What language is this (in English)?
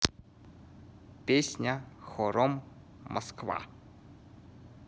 Russian